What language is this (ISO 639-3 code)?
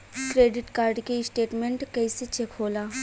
bho